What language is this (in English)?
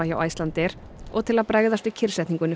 Icelandic